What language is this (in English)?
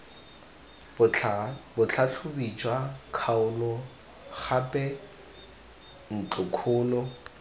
Tswana